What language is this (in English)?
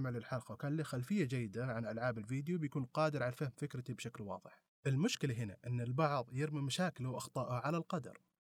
Arabic